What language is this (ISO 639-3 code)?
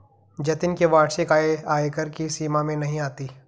hin